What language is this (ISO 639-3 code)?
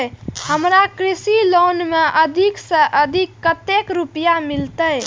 mai